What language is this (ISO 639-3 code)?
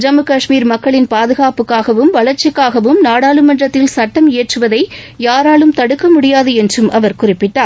tam